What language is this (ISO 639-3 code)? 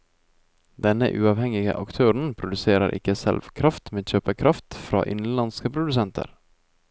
nor